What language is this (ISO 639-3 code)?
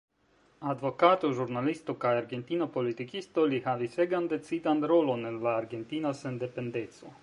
epo